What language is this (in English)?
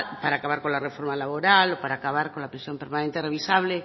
Spanish